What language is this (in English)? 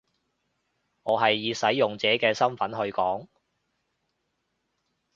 Cantonese